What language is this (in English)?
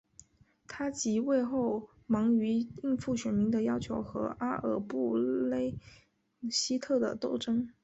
Chinese